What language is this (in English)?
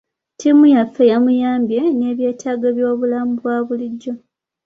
Ganda